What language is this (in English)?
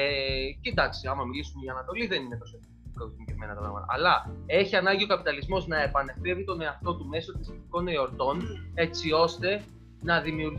Greek